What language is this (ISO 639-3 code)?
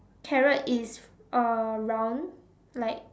eng